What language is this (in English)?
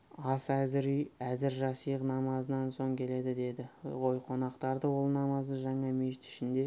Kazakh